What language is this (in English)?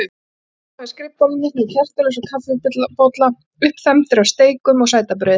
Icelandic